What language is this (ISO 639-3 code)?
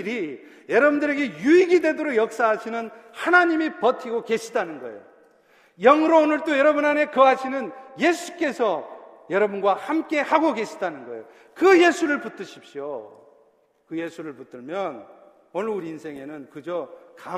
kor